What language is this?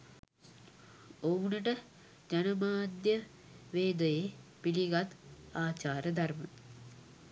Sinhala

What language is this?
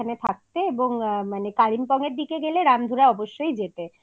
Bangla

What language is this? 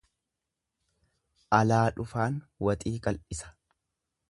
Oromo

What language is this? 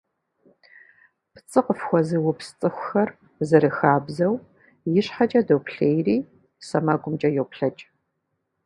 Kabardian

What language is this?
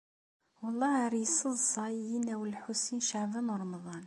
Kabyle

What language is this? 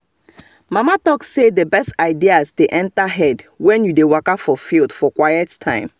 Nigerian Pidgin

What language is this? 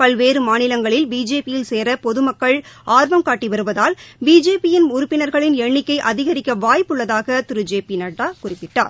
Tamil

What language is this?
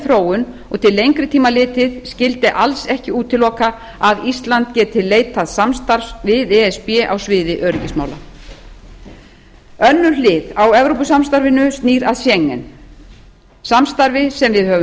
Icelandic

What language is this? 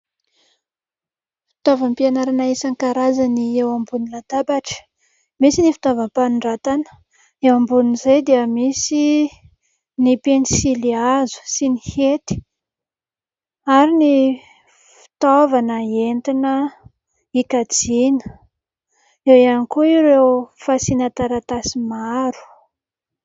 Malagasy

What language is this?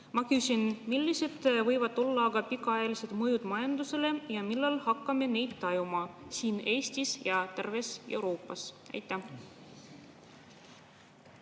Estonian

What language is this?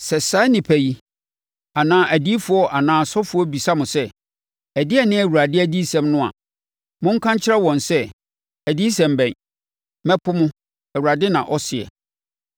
Akan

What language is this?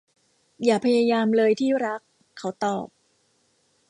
Thai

